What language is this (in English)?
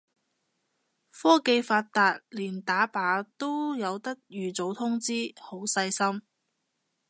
Cantonese